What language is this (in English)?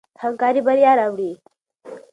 Pashto